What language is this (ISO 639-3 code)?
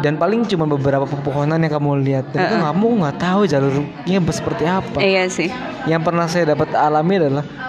ind